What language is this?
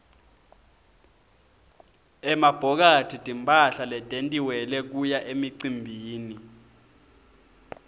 Swati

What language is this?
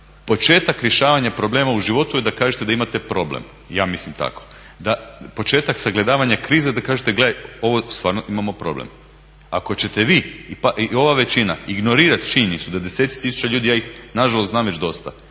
Croatian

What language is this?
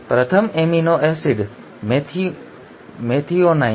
Gujarati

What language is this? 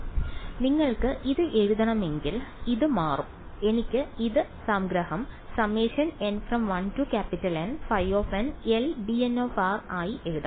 Malayalam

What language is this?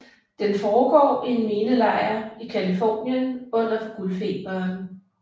Danish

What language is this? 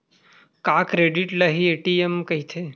Chhattisgarhi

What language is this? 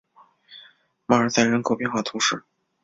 Chinese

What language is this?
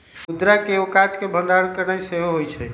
Magahi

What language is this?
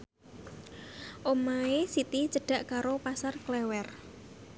Javanese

